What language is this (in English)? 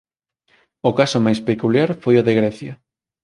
Galician